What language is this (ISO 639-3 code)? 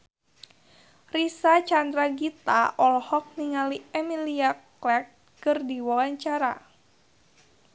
sun